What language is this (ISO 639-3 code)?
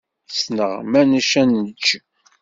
kab